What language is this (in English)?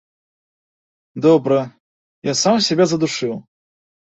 Belarusian